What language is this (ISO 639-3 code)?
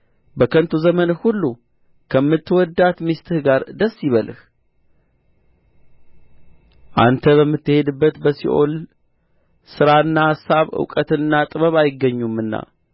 amh